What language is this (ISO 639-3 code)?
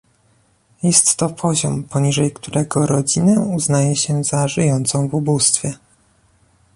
pol